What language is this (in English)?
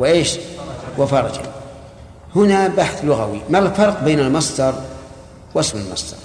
Arabic